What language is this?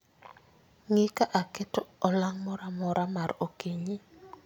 Luo (Kenya and Tanzania)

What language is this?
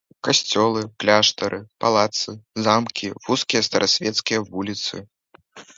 Belarusian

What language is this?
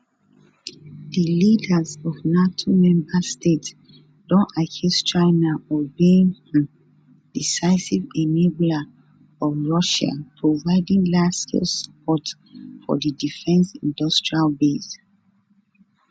Nigerian Pidgin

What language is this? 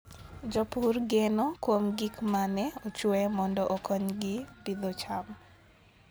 Luo (Kenya and Tanzania)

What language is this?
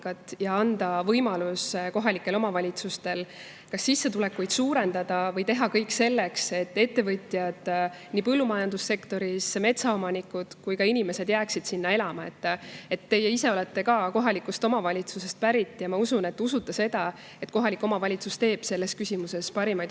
Estonian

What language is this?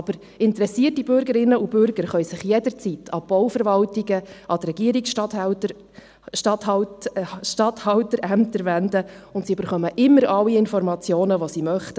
Swiss German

